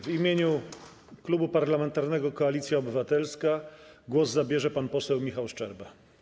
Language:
Polish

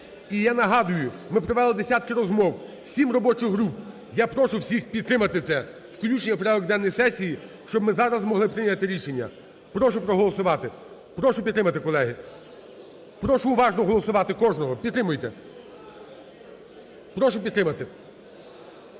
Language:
Ukrainian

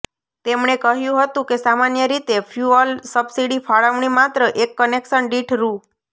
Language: Gujarati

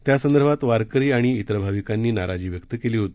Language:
Marathi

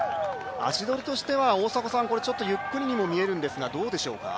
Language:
Japanese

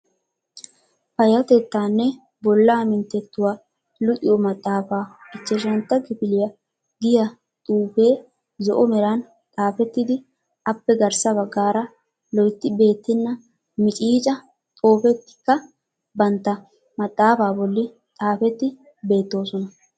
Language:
Wolaytta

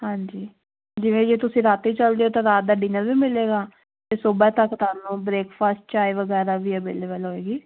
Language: Punjabi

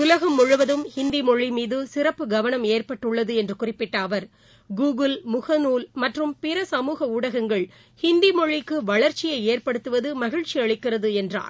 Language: Tamil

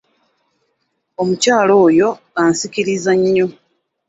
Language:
Ganda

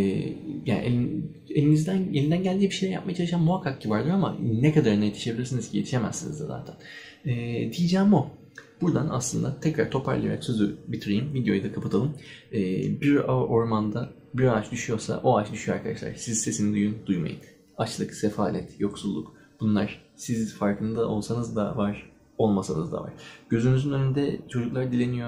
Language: Turkish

